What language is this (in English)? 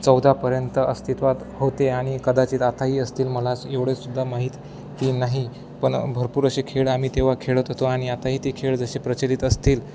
Marathi